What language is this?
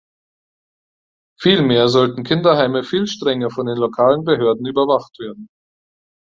German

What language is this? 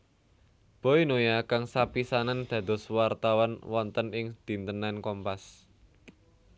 Javanese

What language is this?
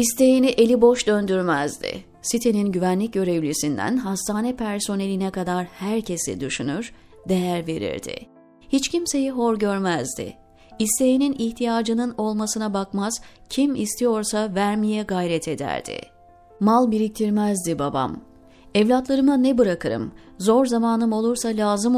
Turkish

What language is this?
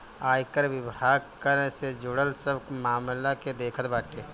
Bhojpuri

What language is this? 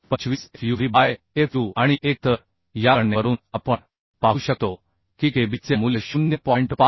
Marathi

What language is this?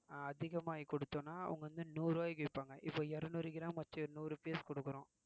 Tamil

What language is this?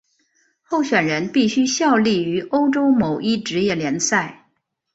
Chinese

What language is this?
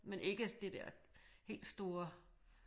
Danish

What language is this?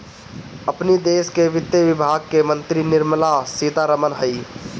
Bhojpuri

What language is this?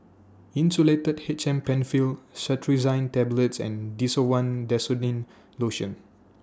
English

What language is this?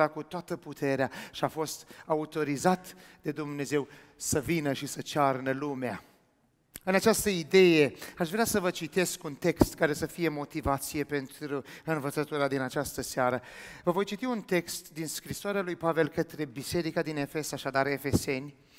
Romanian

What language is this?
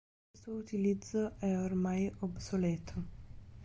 Italian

